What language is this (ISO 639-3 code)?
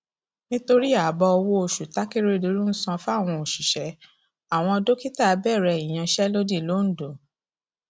yor